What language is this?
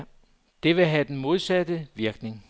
Danish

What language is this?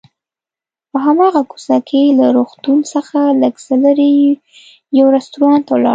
Pashto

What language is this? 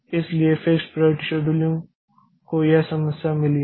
Hindi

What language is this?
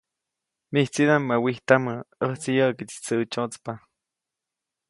Copainalá Zoque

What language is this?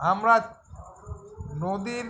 Bangla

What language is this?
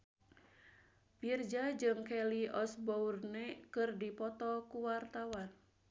Sundanese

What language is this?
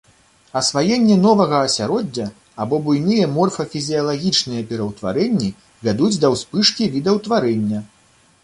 Belarusian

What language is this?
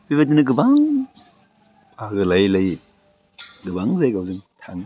Bodo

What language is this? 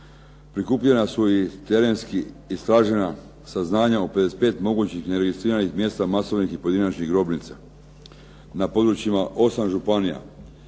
Croatian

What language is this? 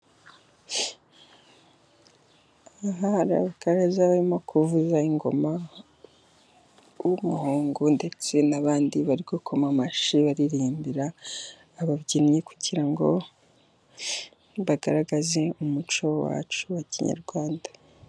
Kinyarwanda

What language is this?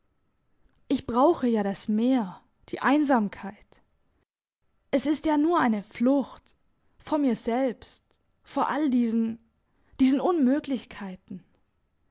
German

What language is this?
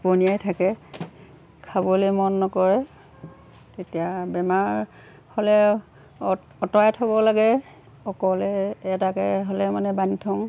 Assamese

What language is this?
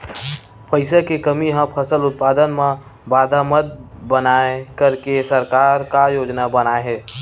Chhattisgarhi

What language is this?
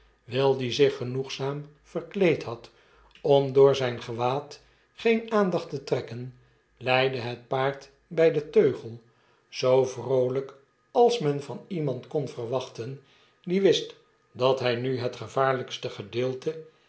Dutch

